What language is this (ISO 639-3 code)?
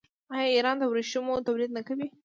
pus